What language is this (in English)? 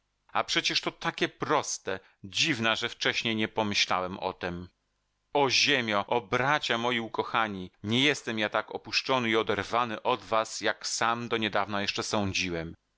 Polish